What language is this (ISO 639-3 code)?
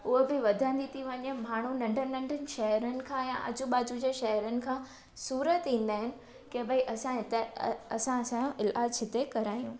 snd